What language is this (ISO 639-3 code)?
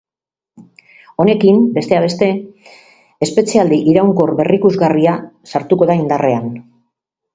eus